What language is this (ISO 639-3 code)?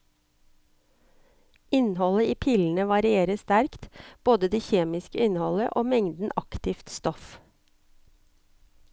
nor